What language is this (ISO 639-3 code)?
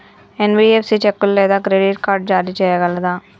tel